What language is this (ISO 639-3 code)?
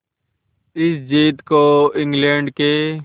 hin